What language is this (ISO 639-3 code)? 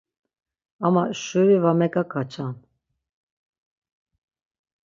lzz